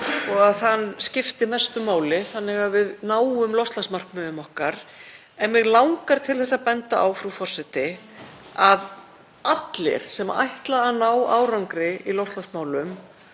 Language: Icelandic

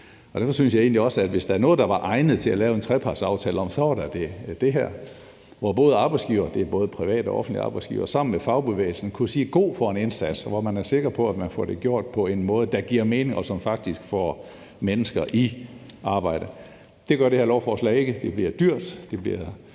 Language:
Danish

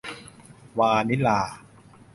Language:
Thai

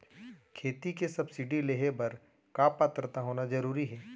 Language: Chhattisgarhi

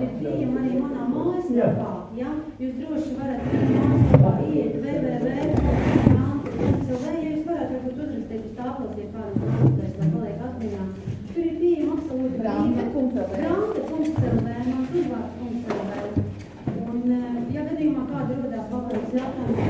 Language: Portuguese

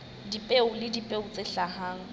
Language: Southern Sotho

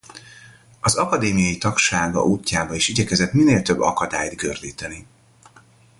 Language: Hungarian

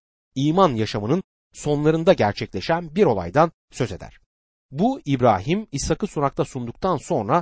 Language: Turkish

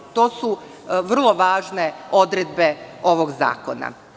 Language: Serbian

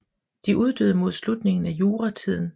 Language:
Danish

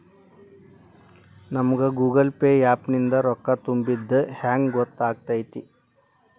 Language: Kannada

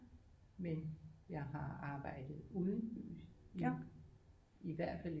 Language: Danish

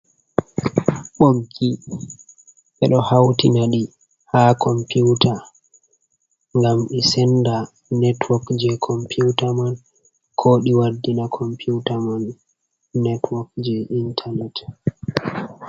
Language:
Fula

